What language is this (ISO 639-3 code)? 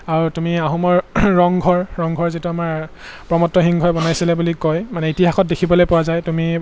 asm